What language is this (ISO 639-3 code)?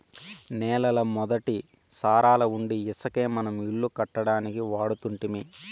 tel